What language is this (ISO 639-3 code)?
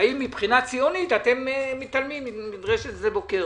heb